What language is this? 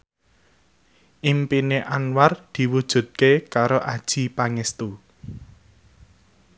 Javanese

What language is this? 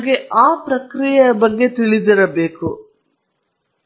Kannada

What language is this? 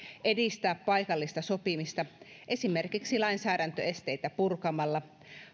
Finnish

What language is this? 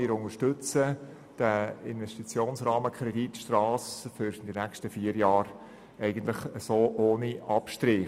Swiss German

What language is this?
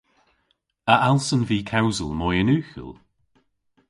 Cornish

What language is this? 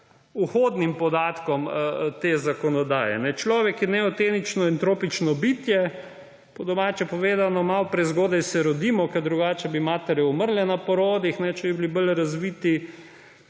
Slovenian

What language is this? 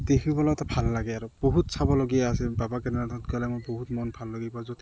Assamese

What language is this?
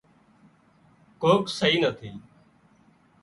Wadiyara Koli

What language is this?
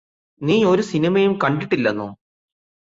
Malayalam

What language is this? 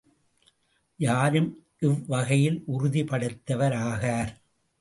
Tamil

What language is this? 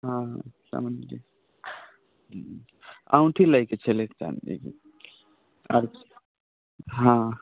Maithili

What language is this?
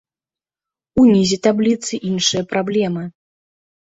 Belarusian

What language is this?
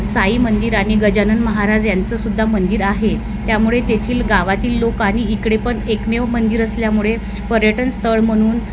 Marathi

